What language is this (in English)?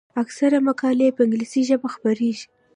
Pashto